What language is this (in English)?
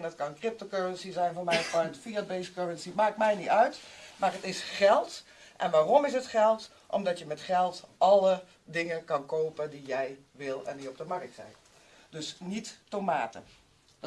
Dutch